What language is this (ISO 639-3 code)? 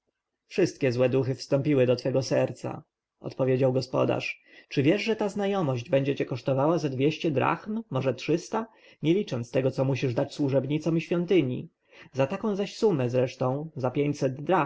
pol